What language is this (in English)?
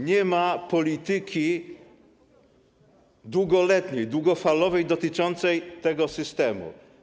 Polish